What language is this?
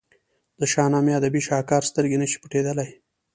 Pashto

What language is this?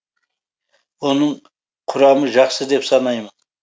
Kazakh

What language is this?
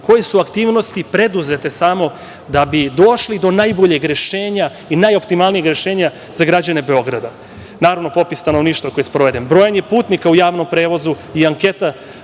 Serbian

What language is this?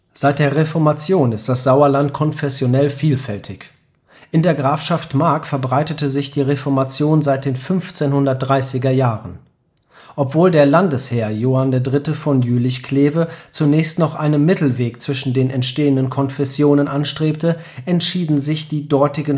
German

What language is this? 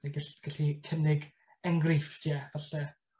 Welsh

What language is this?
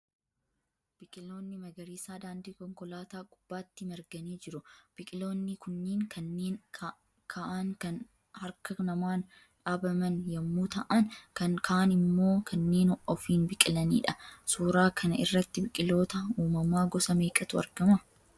Oromo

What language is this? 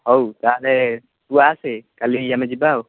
Odia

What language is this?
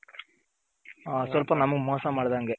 Kannada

